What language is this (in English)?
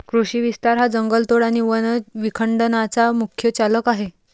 Marathi